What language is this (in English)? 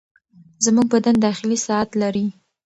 Pashto